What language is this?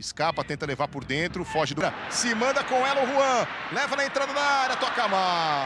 Portuguese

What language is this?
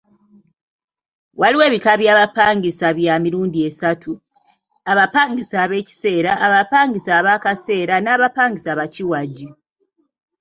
Ganda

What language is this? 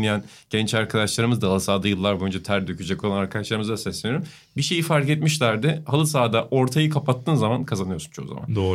Turkish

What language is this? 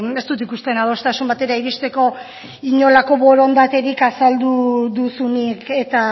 Basque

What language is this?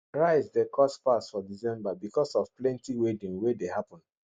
Nigerian Pidgin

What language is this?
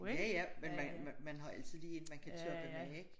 Danish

